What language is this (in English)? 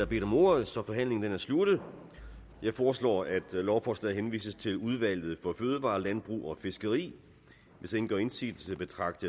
Danish